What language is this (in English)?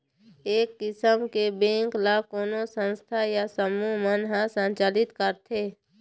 Chhattisgarhi